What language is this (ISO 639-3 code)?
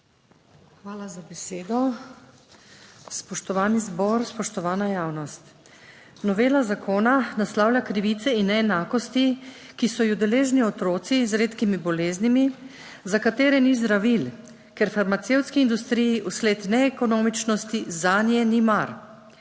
slv